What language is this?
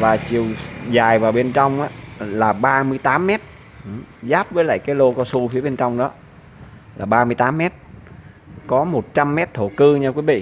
Vietnamese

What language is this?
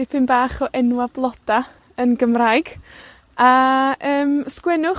Welsh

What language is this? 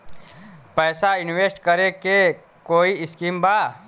Bhojpuri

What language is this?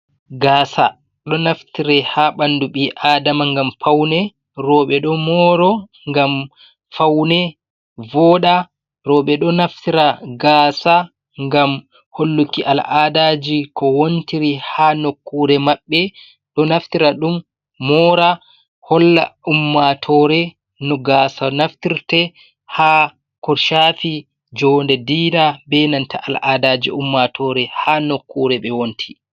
Fula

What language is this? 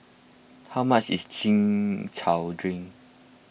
English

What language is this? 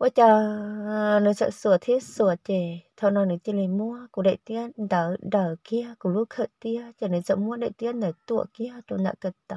Vietnamese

